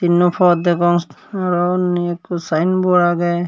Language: Chakma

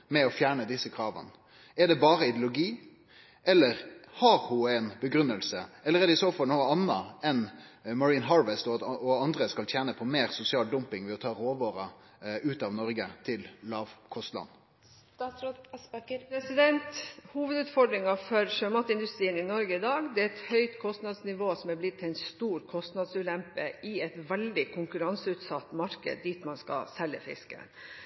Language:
Norwegian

